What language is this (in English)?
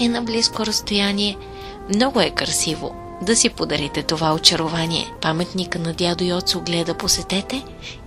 Bulgarian